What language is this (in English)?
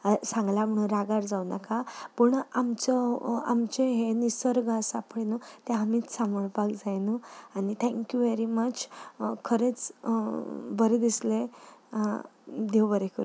Konkani